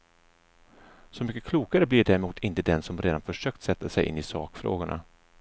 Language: Swedish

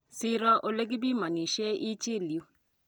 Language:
Kalenjin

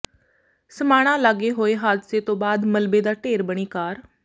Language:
Punjabi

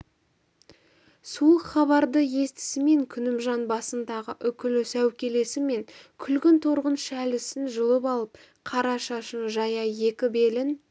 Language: Kazakh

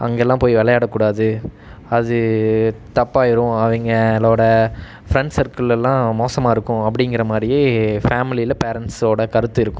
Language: Tamil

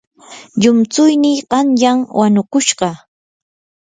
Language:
Yanahuanca Pasco Quechua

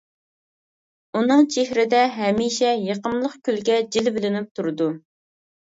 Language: Uyghur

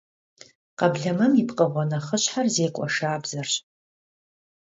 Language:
Kabardian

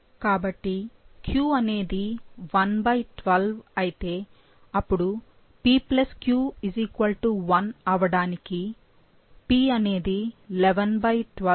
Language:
Telugu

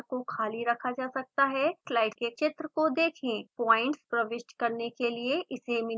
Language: Hindi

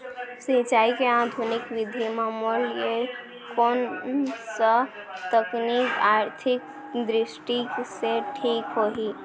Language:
Chhattisgarhi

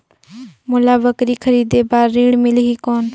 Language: Chhattisgarhi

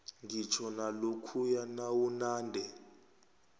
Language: South Ndebele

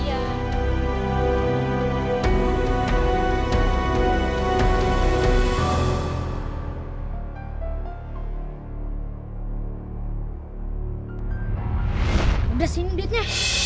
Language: Indonesian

